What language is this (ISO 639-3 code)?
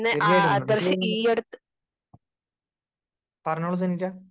mal